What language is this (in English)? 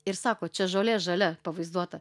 Lithuanian